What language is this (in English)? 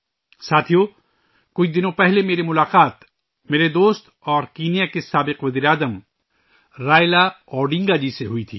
Urdu